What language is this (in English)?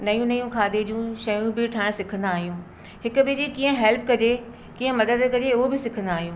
Sindhi